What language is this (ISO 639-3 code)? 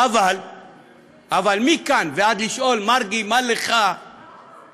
heb